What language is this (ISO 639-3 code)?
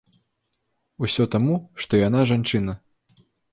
bel